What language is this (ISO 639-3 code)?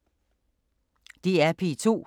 dan